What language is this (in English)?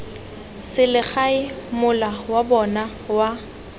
Tswana